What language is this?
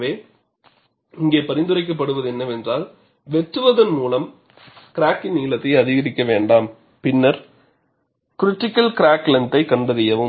Tamil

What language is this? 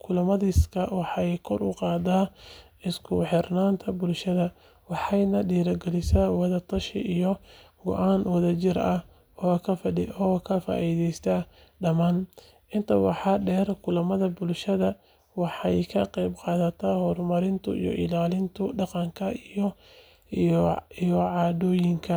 Somali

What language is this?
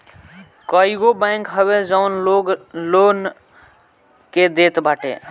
Bhojpuri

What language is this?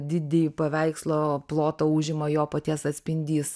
Lithuanian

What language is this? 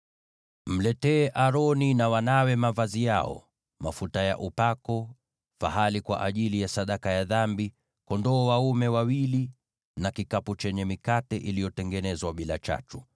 Swahili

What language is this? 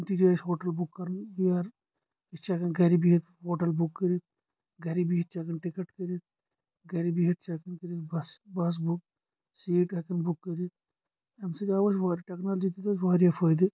Kashmiri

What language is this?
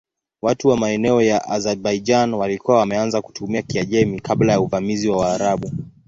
Swahili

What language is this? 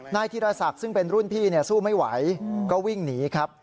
Thai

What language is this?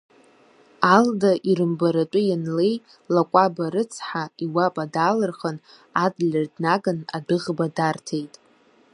Abkhazian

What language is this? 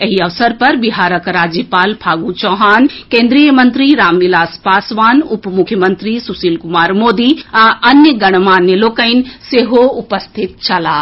Maithili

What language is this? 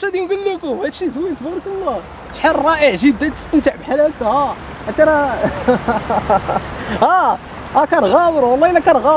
Arabic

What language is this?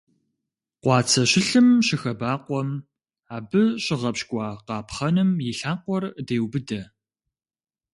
Kabardian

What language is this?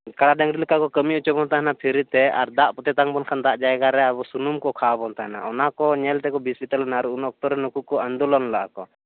Santali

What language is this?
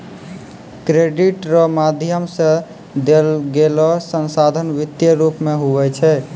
Maithili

